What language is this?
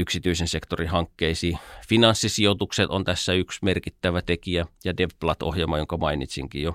Finnish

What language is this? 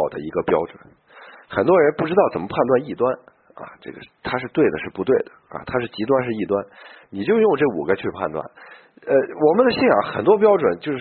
Chinese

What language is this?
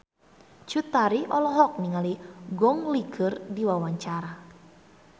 Sundanese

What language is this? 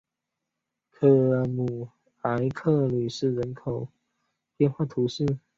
Chinese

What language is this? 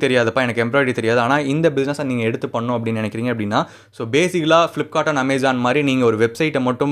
Tamil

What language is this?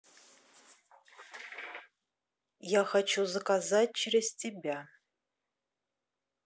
Russian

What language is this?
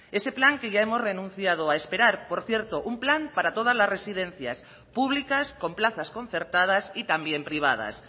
Spanish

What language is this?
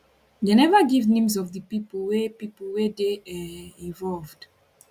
Nigerian Pidgin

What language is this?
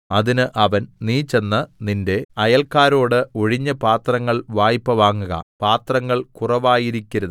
Malayalam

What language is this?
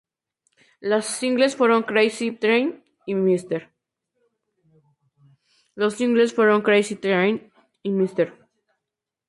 Spanish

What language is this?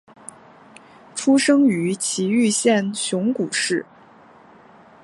Chinese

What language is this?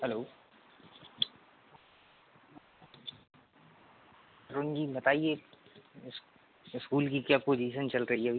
Hindi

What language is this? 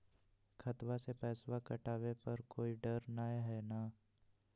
Magahi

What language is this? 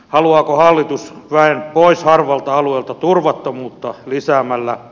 Finnish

